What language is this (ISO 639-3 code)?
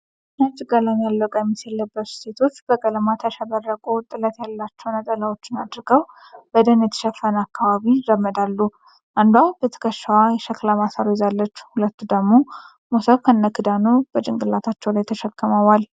amh